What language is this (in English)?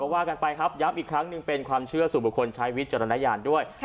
Thai